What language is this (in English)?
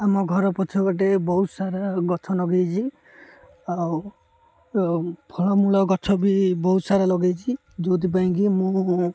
Odia